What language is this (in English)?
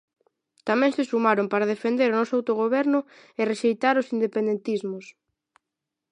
Galician